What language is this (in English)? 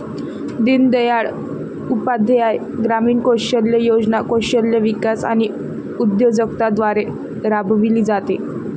Marathi